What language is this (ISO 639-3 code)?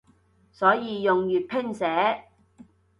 yue